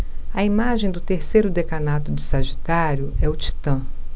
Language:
Portuguese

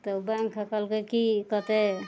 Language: Maithili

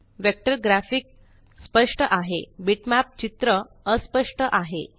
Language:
Marathi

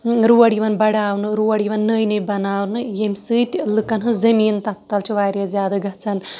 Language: Kashmiri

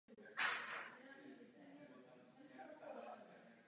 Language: Czech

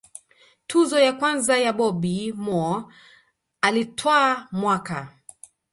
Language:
Swahili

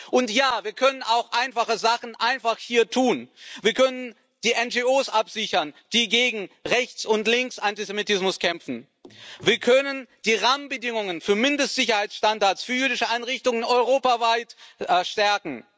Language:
German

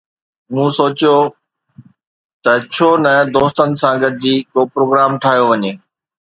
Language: Sindhi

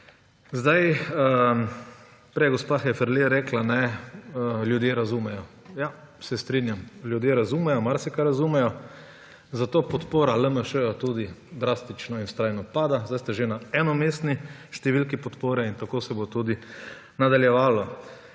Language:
Slovenian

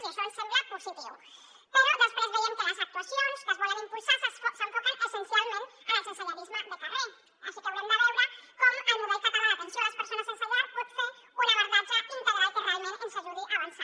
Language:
Catalan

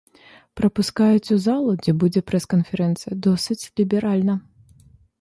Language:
Belarusian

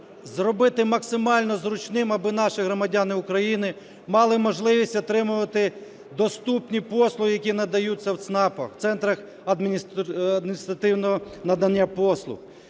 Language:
Ukrainian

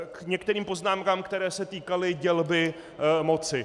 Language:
Czech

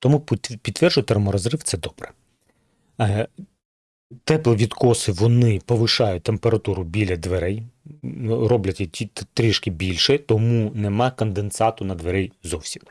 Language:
Ukrainian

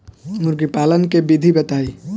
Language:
Bhojpuri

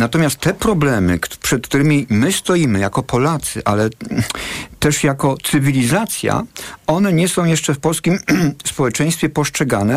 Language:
Polish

